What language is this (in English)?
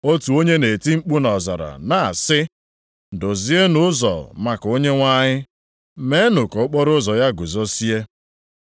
Igbo